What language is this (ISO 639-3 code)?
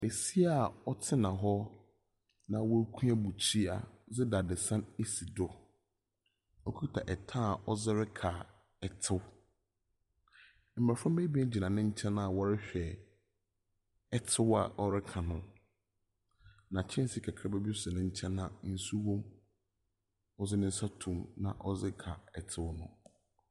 aka